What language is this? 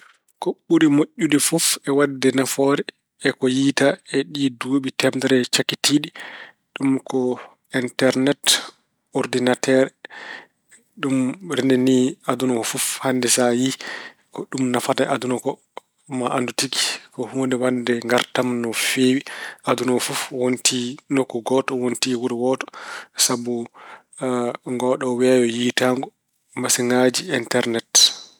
Fula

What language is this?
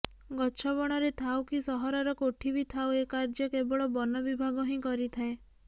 Odia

